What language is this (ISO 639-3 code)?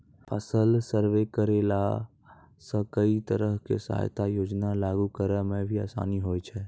mai